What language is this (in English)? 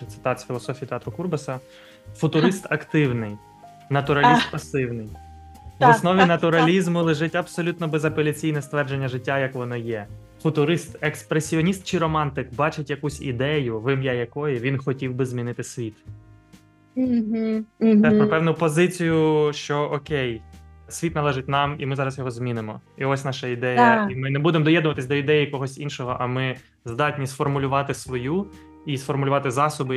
Ukrainian